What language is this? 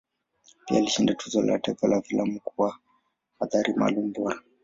Swahili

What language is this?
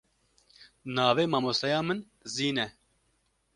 Kurdish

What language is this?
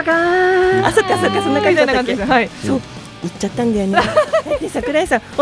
Japanese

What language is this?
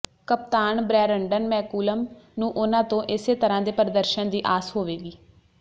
Punjabi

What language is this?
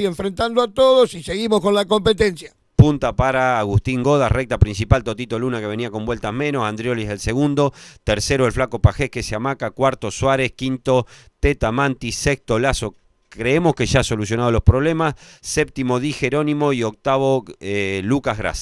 Spanish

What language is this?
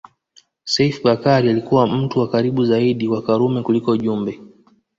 Swahili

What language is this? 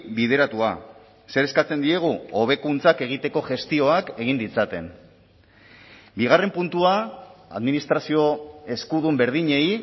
Basque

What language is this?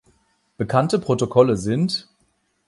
German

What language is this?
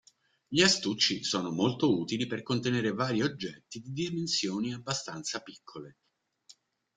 Italian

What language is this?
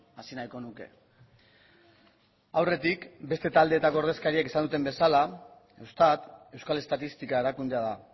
Basque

